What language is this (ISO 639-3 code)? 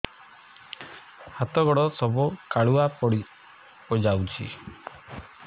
ori